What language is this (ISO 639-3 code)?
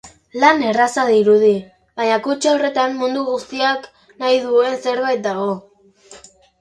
eus